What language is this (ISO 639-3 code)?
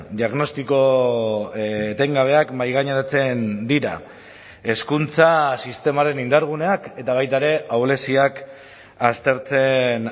eus